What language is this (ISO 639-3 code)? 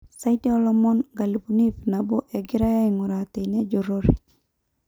mas